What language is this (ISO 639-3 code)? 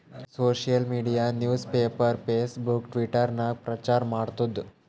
kan